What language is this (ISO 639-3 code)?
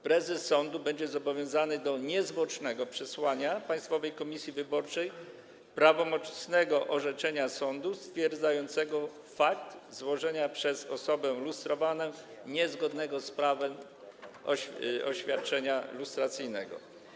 pol